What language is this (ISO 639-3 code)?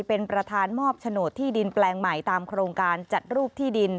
tha